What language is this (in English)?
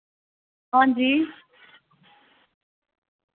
Dogri